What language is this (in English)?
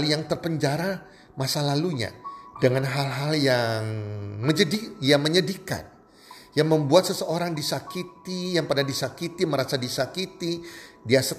Indonesian